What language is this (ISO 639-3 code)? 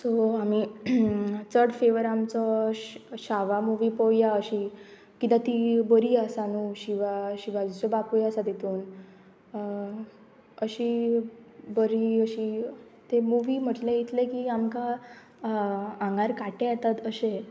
kok